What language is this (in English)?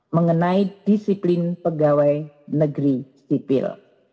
Indonesian